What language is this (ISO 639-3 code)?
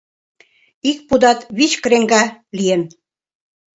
chm